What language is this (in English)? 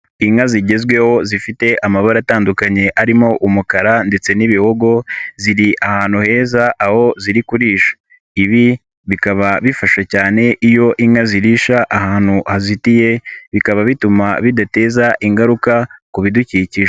Kinyarwanda